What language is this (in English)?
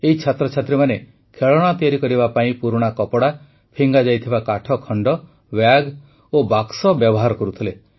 Odia